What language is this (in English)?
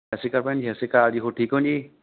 Punjabi